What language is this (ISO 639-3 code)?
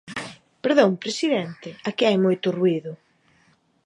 glg